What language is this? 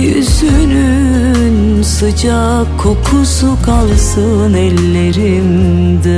Turkish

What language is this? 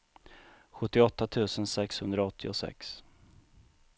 Swedish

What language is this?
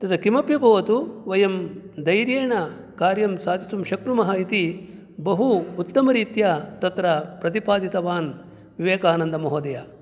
Sanskrit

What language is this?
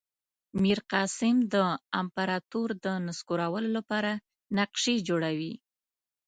Pashto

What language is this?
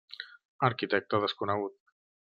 Catalan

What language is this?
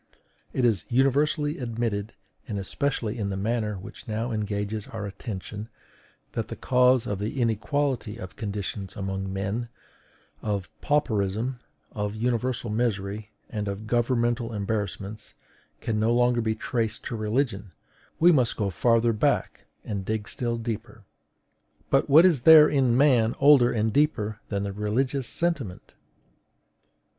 English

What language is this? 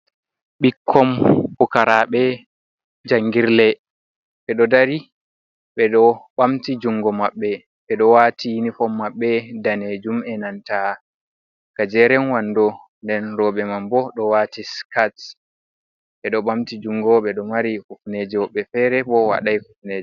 Fula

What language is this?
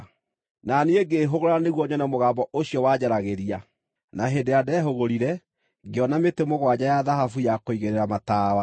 Kikuyu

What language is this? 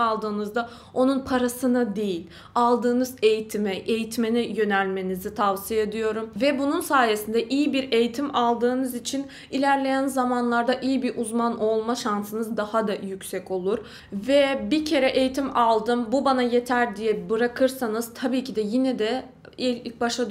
Turkish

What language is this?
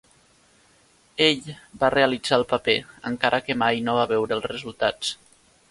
Catalan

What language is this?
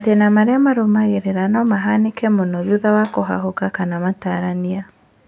Kikuyu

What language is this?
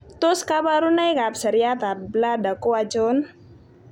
Kalenjin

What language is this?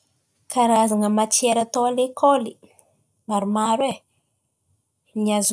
Antankarana Malagasy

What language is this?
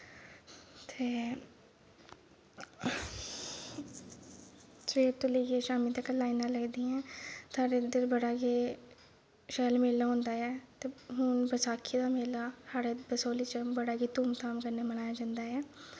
Dogri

